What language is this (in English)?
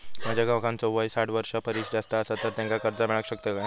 Marathi